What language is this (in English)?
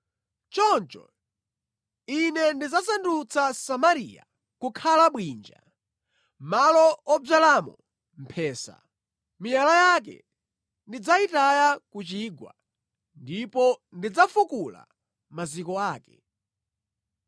Nyanja